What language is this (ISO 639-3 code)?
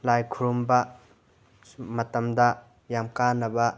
mni